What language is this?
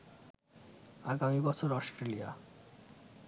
Bangla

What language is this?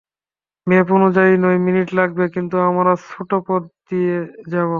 Bangla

